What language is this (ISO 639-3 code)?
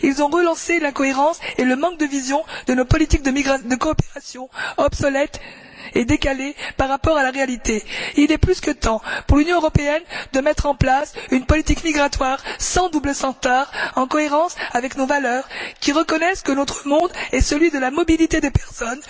fra